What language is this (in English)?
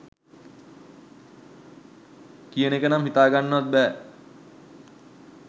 Sinhala